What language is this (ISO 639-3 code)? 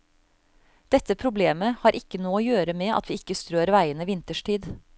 nor